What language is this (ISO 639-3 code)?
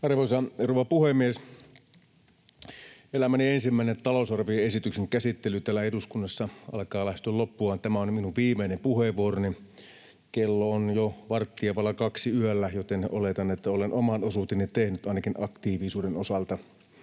fin